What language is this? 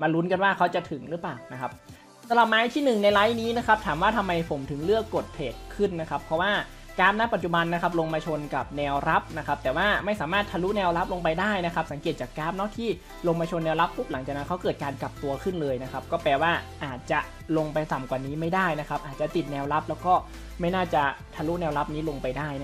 Thai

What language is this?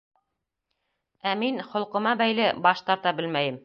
Bashkir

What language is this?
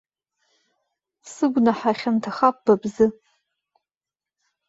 Abkhazian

